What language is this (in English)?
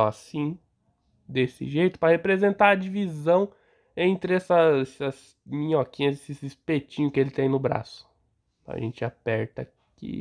Portuguese